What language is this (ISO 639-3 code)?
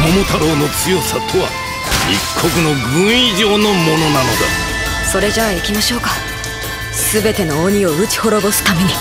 jpn